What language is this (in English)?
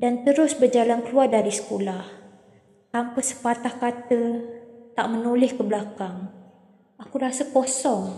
Malay